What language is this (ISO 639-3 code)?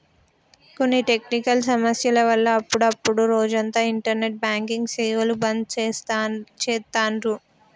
tel